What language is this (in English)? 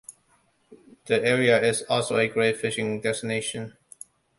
English